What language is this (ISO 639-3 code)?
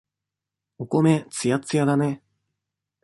jpn